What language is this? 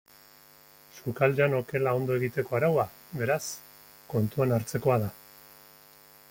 Basque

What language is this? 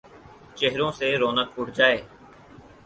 Urdu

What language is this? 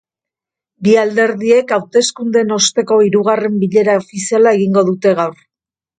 Basque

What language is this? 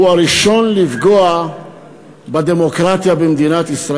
Hebrew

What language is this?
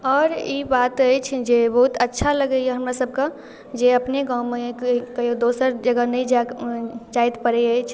Maithili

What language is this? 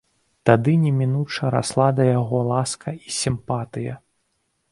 Belarusian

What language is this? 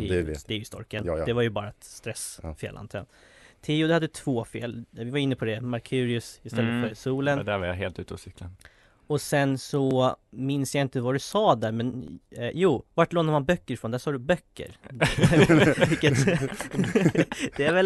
Swedish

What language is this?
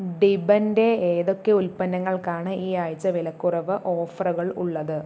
Malayalam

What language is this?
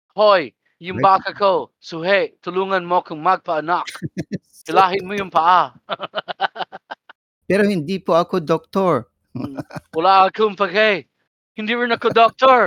Filipino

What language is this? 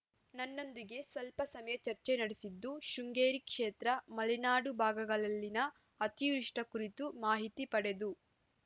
Kannada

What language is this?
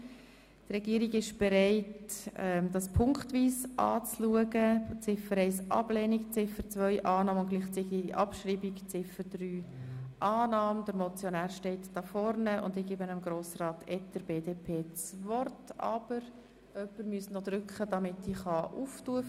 Swiss German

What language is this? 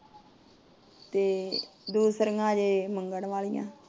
Punjabi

